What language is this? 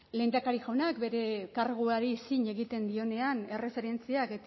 Basque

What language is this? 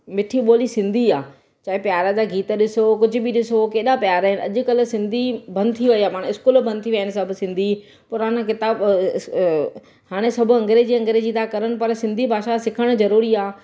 Sindhi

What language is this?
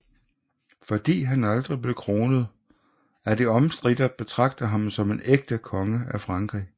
Danish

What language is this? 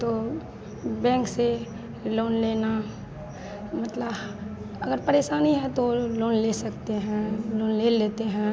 Hindi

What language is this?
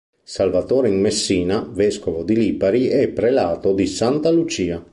Italian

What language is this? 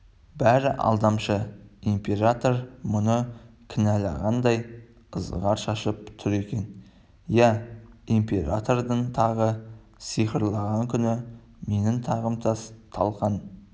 Kazakh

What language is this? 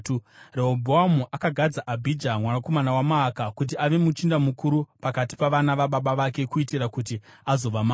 Shona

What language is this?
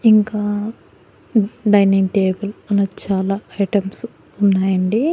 Telugu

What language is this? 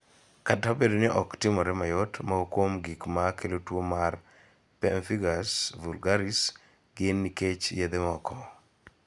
Luo (Kenya and Tanzania)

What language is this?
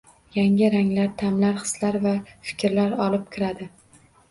Uzbek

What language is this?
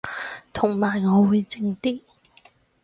Cantonese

